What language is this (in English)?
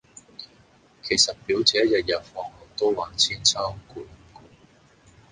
Cantonese